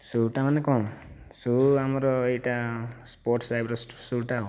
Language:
Odia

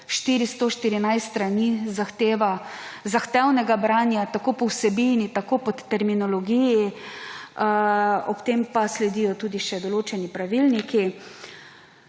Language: Slovenian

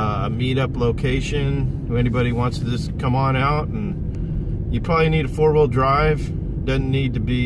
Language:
English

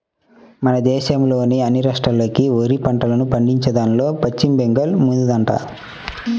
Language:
Telugu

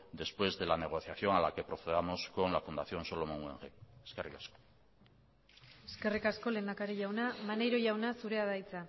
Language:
Basque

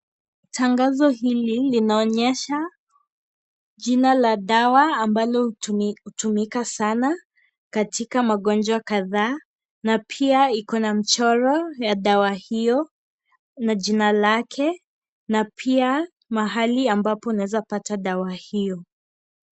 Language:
Swahili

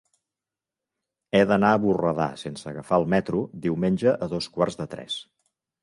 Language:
Catalan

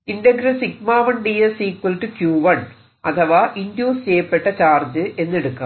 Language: Malayalam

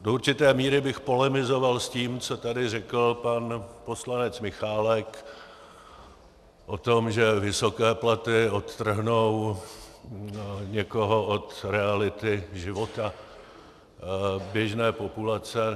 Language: Czech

